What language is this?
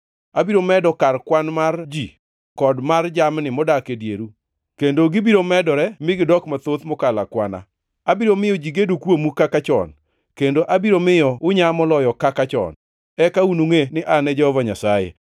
Luo (Kenya and Tanzania)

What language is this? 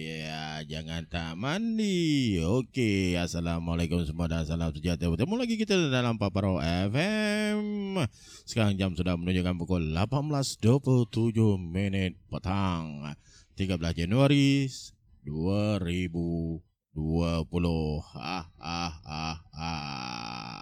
Malay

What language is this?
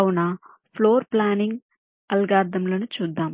Telugu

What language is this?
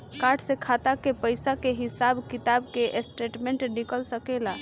Bhojpuri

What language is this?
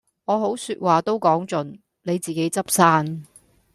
Cantonese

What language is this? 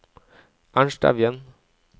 Norwegian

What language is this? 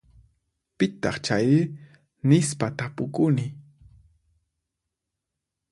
Puno Quechua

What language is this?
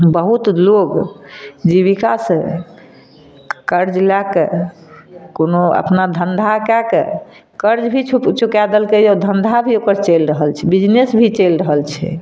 Maithili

